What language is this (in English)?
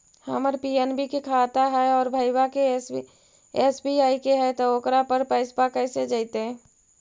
Magahi